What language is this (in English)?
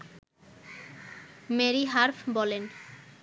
Bangla